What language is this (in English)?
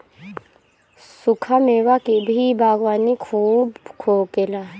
Bhojpuri